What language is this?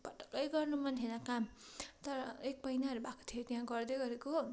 Nepali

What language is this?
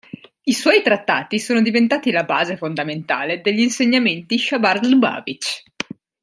Italian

